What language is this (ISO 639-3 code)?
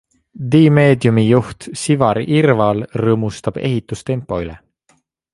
est